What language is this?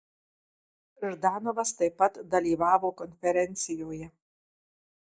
Lithuanian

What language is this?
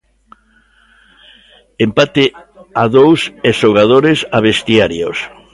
Galician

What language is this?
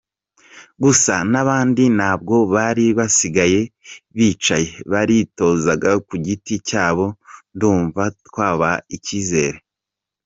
Kinyarwanda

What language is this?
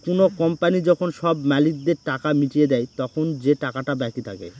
Bangla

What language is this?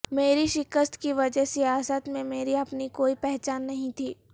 Urdu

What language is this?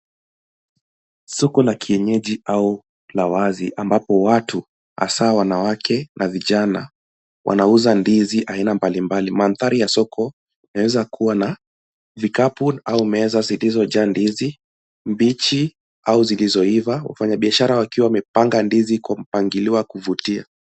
Swahili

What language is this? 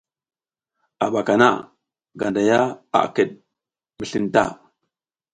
South Giziga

